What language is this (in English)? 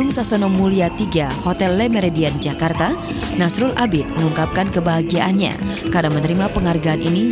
Indonesian